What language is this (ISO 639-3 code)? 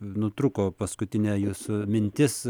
lit